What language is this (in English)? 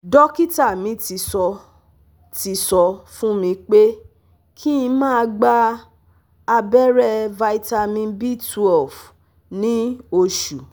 Yoruba